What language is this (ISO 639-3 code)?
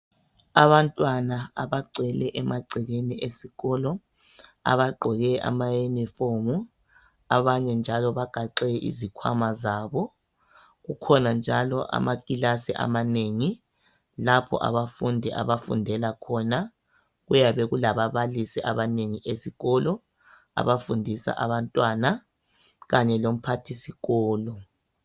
nde